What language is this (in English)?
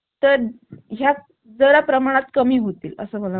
Marathi